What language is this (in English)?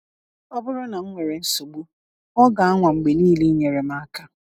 Igbo